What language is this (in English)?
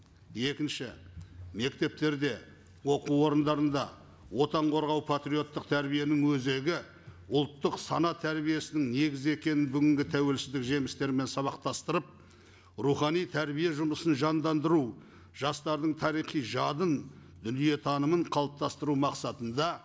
Kazakh